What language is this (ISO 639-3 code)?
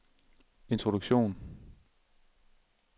dan